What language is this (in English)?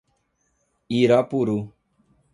Portuguese